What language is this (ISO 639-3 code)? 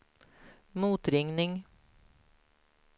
swe